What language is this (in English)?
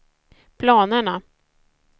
Swedish